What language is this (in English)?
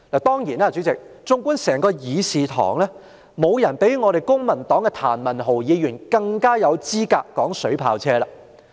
Cantonese